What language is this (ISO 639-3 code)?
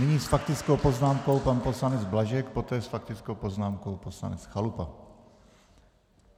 ces